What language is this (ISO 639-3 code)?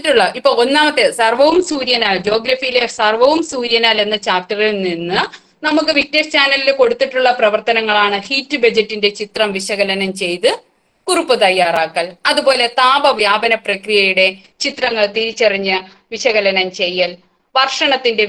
mal